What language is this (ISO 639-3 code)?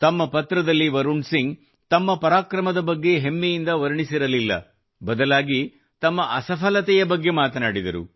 kan